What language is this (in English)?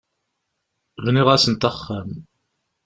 Kabyle